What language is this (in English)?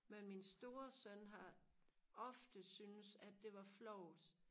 Danish